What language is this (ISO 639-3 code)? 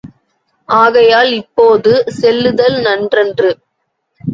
tam